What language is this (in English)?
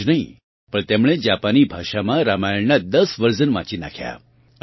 Gujarati